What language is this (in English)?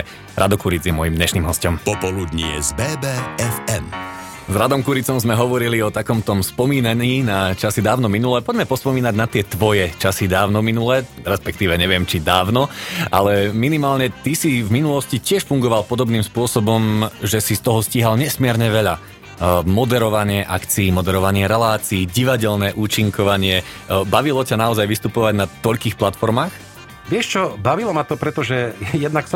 Slovak